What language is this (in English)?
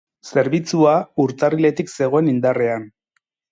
Basque